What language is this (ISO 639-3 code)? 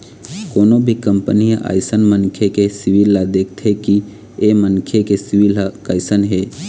hne